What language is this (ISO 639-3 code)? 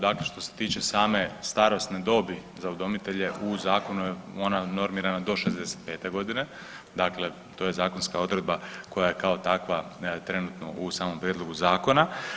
hrv